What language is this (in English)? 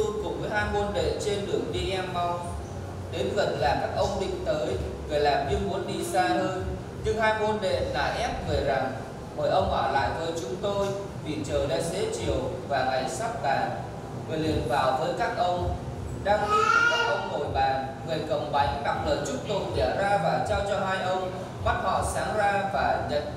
Vietnamese